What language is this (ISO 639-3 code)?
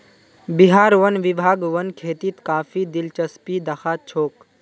mag